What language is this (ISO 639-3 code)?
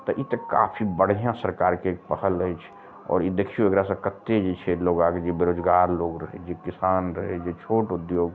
mai